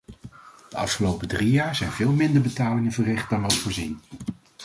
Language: Dutch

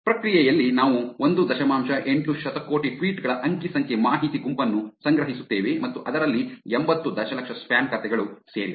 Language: Kannada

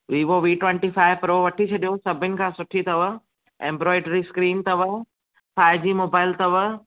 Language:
Sindhi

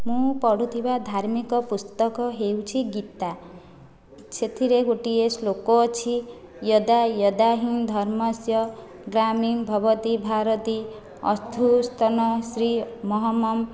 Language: Odia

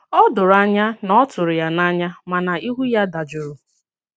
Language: Igbo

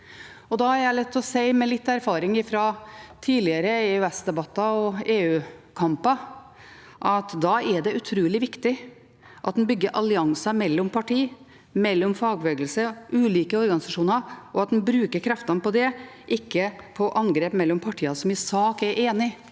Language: Norwegian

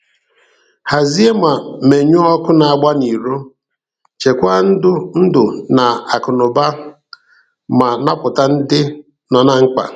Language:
Igbo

